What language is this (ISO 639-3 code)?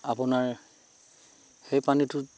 asm